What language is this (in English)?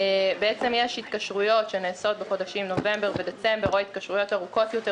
Hebrew